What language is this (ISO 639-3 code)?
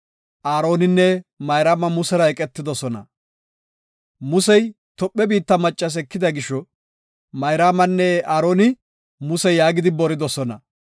gof